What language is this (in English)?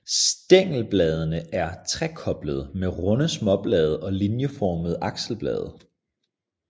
Danish